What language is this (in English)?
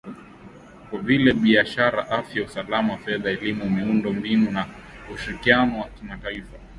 Swahili